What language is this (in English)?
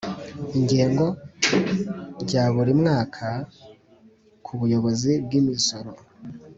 Kinyarwanda